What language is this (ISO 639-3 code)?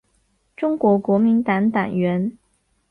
zho